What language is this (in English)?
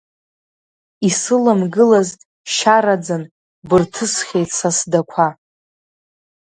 Abkhazian